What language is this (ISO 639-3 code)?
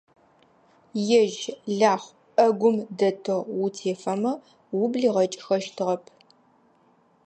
ady